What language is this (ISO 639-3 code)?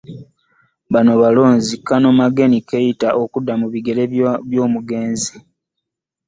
lug